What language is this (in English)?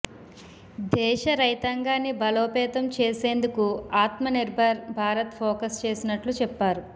Telugu